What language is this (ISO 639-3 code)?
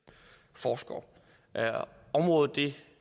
dan